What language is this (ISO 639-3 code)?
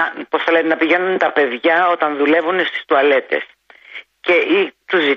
ell